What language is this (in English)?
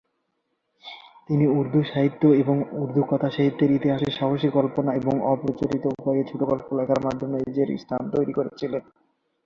Bangla